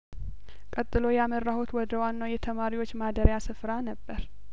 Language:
Amharic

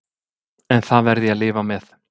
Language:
Icelandic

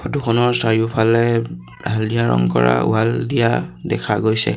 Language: Assamese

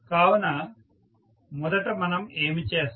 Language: Telugu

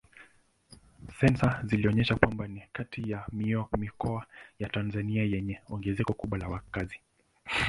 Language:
Swahili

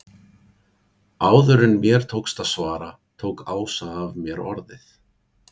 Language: Icelandic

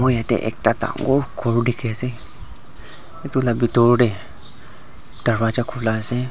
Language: Naga Pidgin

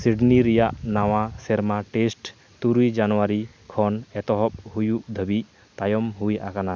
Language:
Santali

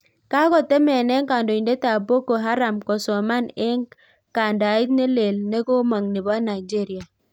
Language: Kalenjin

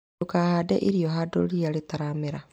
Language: Kikuyu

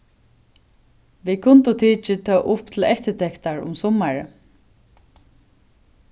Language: Faroese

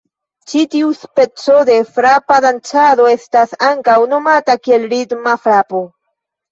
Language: Esperanto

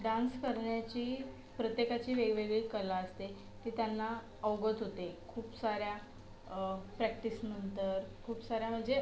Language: Marathi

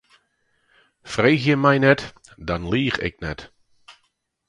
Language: Western Frisian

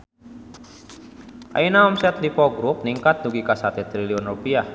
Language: Sundanese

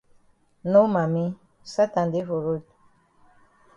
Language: Cameroon Pidgin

